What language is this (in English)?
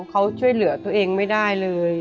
Thai